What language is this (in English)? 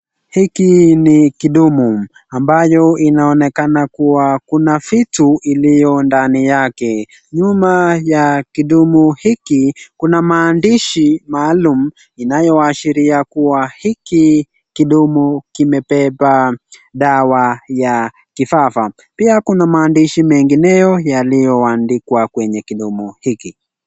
Swahili